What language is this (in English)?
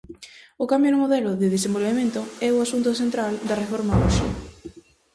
Galician